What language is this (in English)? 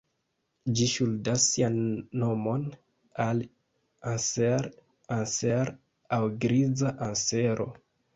Esperanto